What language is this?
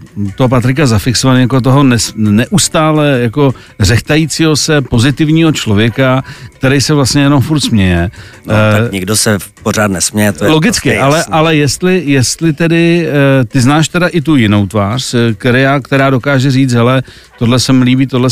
Czech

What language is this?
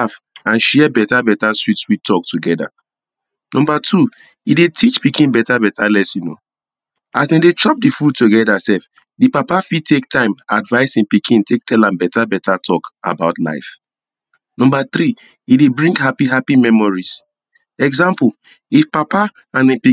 Nigerian Pidgin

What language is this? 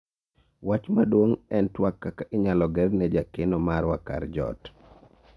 Luo (Kenya and Tanzania)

